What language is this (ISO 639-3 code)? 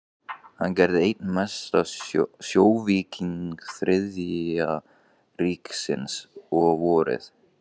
isl